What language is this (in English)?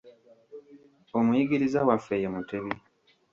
Ganda